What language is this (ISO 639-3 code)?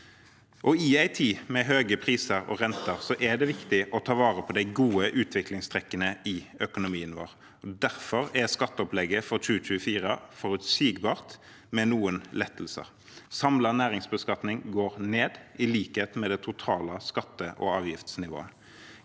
nor